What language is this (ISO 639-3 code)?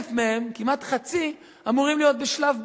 heb